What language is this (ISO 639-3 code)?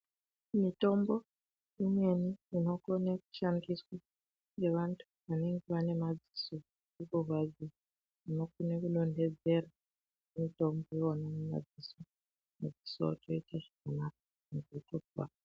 ndc